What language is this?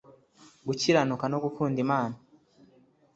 Kinyarwanda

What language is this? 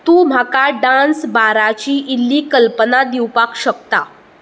Konkani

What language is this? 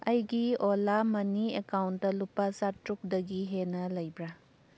Manipuri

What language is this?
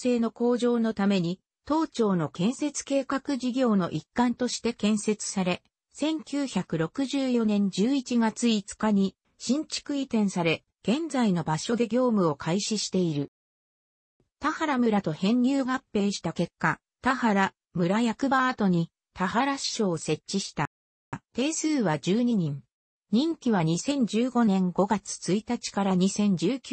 Japanese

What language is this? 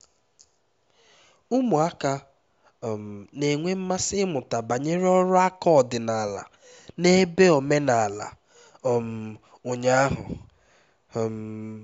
Igbo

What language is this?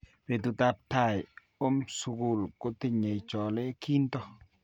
Kalenjin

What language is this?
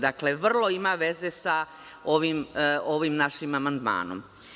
Serbian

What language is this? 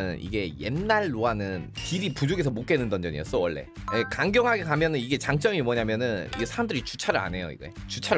Korean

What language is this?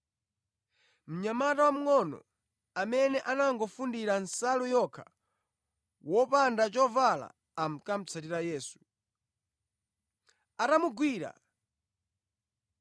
Nyanja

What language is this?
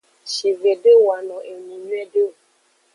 Aja (Benin)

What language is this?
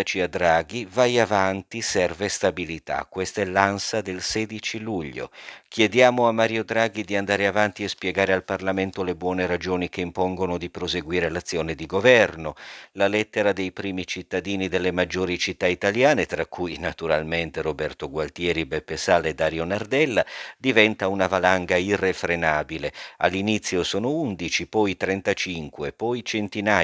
Italian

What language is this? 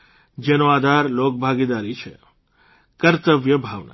Gujarati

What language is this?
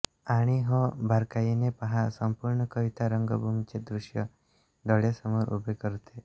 Marathi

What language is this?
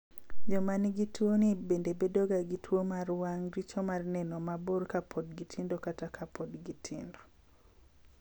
Luo (Kenya and Tanzania)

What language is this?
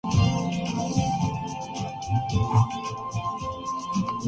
Urdu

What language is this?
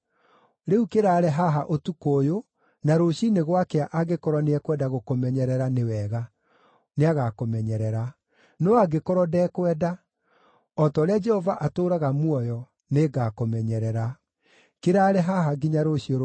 Kikuyu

